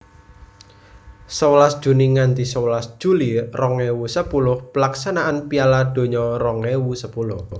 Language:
Javanese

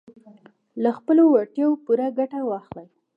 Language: Pashto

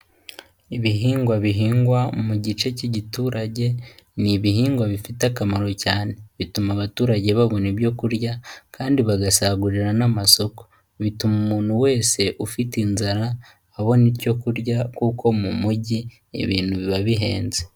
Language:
Kinyarwanda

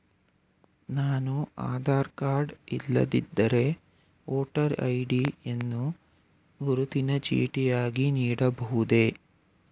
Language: Kannada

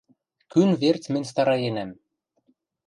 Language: Western Mari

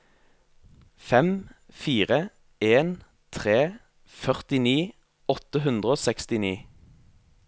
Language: Norwegian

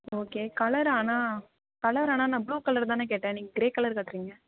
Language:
Tamil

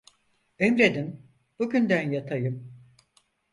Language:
Turkish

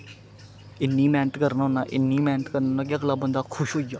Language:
Dogri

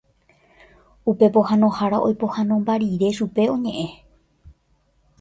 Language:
Guarani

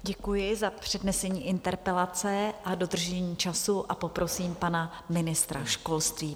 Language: Czech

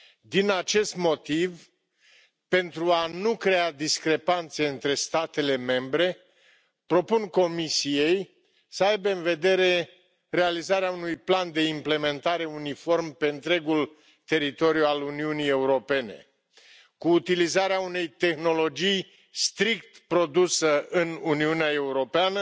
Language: Romanian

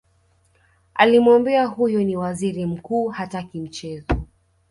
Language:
Swahili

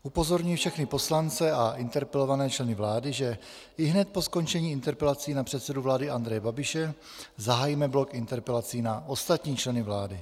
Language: Czech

